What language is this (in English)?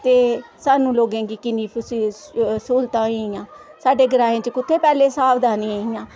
Dogri